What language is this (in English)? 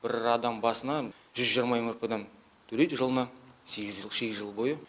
Kazakh